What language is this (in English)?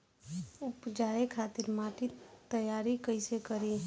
Bhojpuri